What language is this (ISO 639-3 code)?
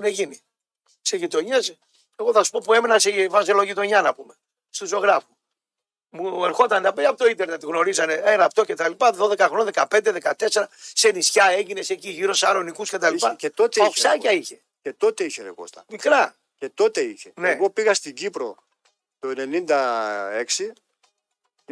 ell